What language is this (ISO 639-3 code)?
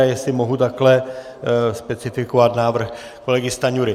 ces